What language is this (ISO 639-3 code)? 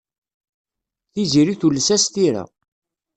kab